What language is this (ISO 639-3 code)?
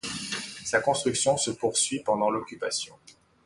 fra